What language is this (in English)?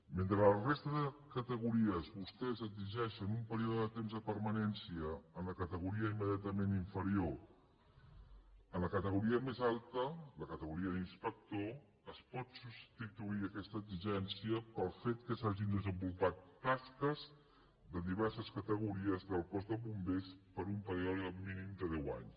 Catalan